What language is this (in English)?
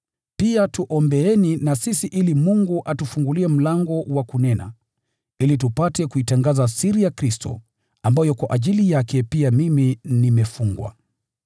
Swahili